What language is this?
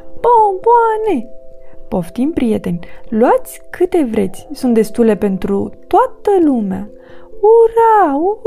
Romanian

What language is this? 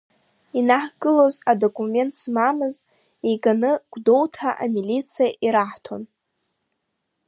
Abkhazian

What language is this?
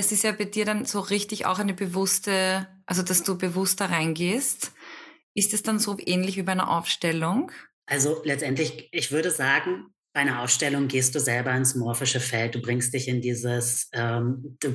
German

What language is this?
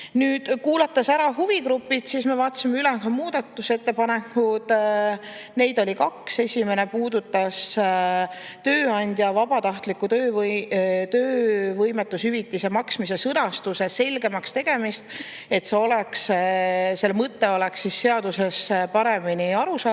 Estonian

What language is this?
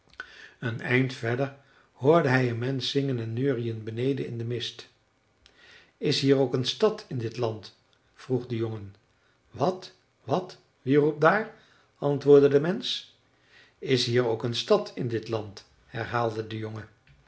Dutch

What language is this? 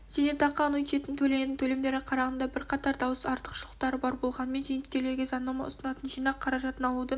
Kazakh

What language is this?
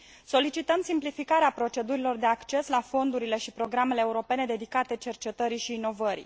Romanian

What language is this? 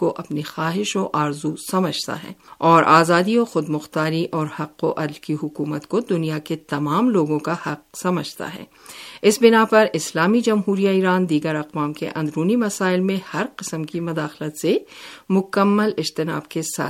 Urdu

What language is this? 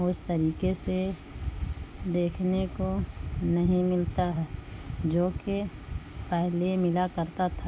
Urdu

